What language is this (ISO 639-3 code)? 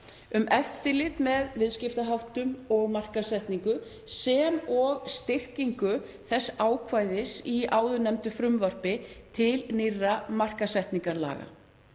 isl